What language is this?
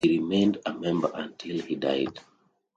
English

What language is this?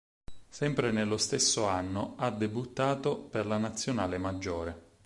Italian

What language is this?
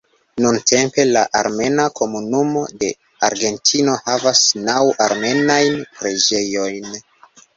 Esperanto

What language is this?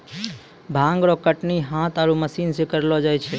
Maithili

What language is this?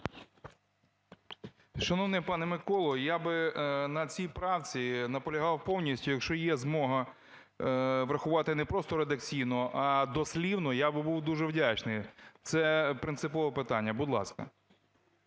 Ukrainian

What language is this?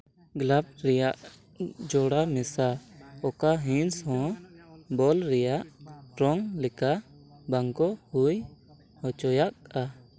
Santali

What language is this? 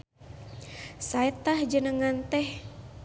Sundanese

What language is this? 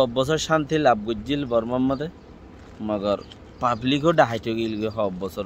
Turkish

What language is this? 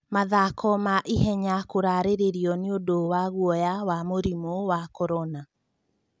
Kikuyu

